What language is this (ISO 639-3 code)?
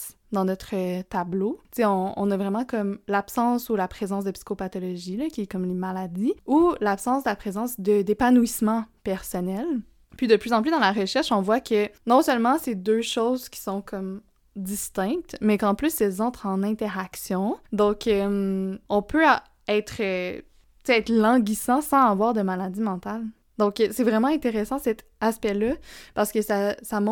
fra